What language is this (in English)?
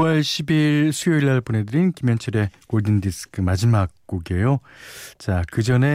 Korean